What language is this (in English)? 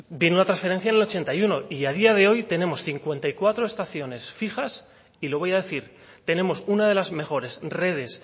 Spanish